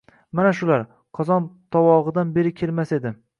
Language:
Uzbek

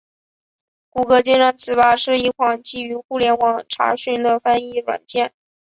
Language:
Chinese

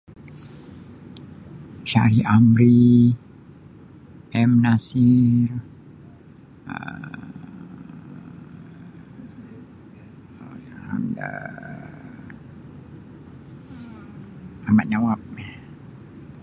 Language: Sabah Malay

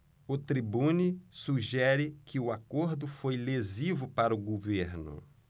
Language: Portuguese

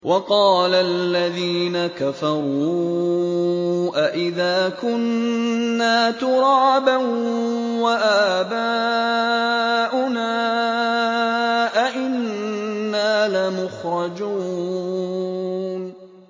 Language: Arabic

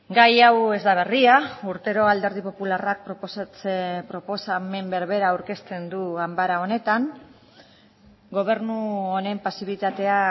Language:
Basque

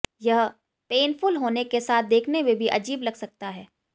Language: Hindi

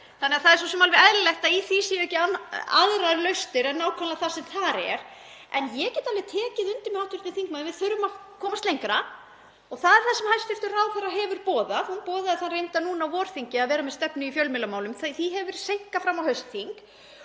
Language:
Icelandic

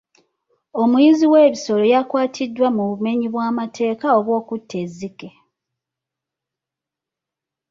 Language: Ganda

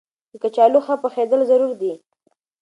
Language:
Pashto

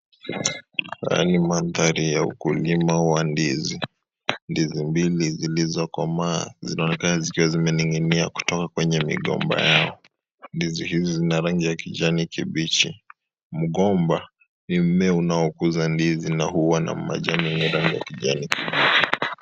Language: Swahili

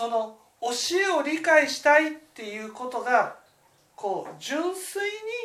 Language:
Japanese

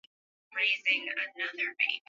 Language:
Swahili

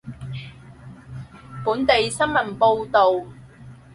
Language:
Cantonese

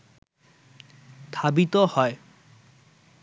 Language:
Bangla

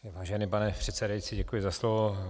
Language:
Czech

